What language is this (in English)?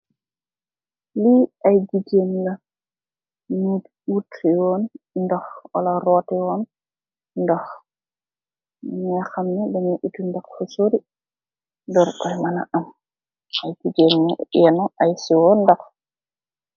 Wolof